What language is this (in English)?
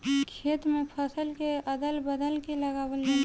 Bhojpuri